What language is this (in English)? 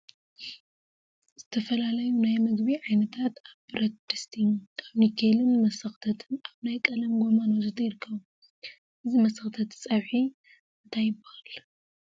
Tigrinya